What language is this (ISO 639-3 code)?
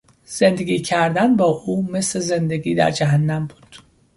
fas